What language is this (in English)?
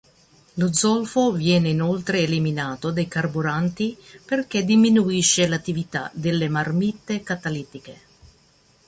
Italian